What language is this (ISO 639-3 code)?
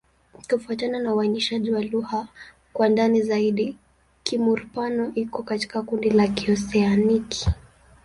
swa